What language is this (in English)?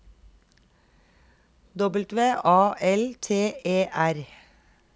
Norwegian